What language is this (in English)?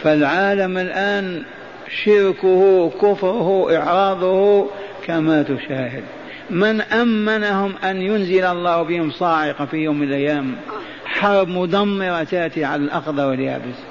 Arabic